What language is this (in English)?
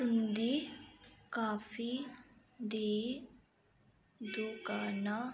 Dogri